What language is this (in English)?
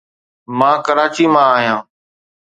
Sindhi